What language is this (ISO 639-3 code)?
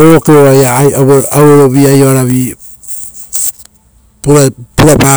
roo